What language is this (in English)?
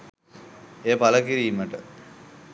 Sinhala